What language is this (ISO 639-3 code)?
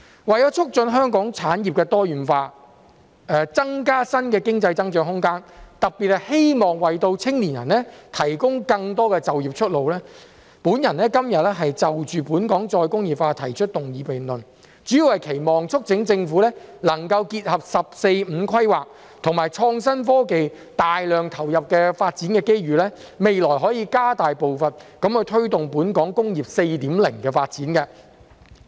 yue